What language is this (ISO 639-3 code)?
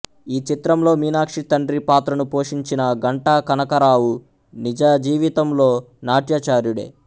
tel